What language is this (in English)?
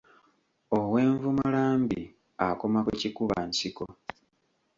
Ganda